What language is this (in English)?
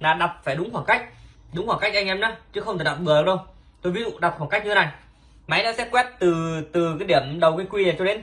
Vietnamese